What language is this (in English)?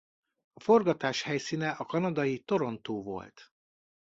Hungarian